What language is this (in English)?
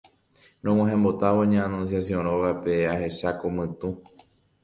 Guarani